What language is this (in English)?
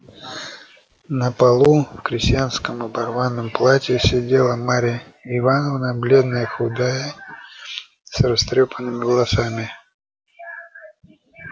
Russian